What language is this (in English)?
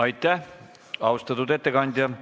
Estonian